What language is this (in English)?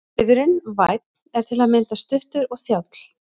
Icelandic